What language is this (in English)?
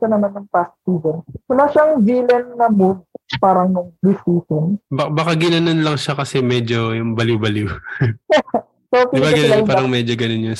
Filipino